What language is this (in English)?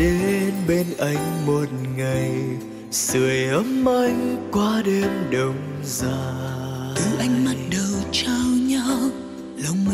Vietnamese